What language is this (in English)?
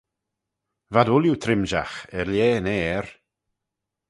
Manx